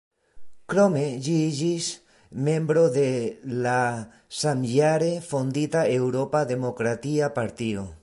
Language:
Esperanto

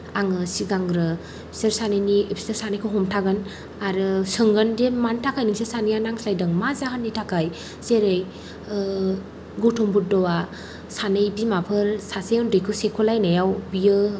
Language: Bodo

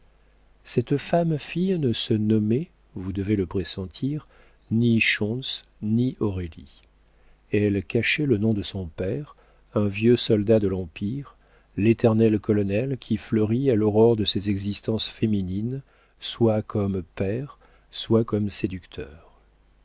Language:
French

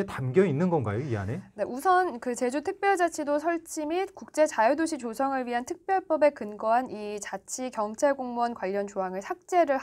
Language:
Korean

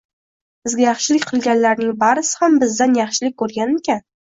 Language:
Uzbek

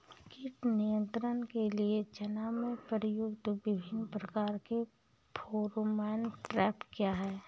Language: Hindi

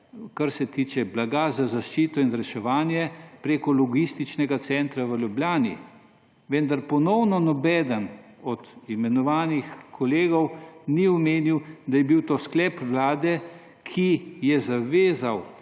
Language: Slovenian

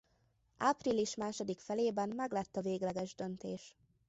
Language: Hungarian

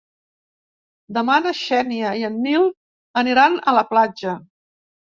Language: Catalan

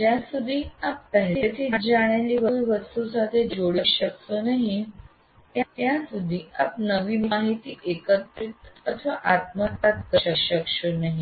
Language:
Gujarati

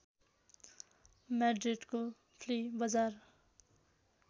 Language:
Nepali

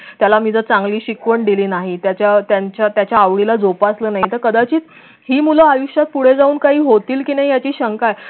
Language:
Marathi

